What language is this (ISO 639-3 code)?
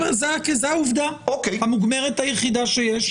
heb